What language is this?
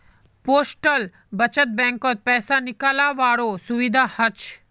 Magahi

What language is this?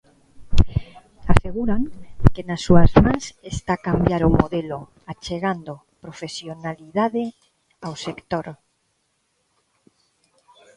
Galician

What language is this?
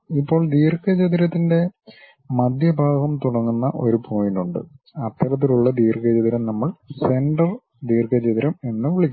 Malayalam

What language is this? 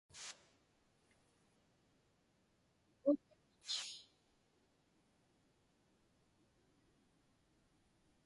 Inupiaq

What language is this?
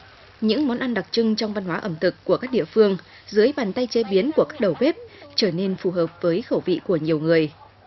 Vietnamese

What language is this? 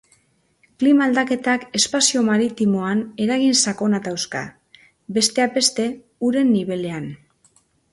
Basque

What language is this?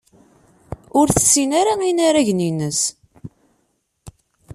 Kabyle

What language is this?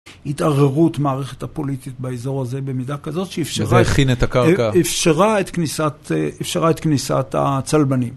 Hebrew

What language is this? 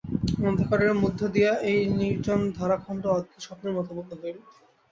Bangla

